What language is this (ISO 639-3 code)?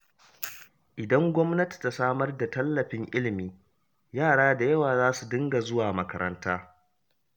hau